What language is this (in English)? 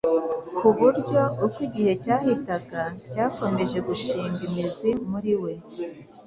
Kinyarwanda